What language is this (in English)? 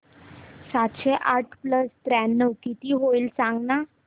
Marathi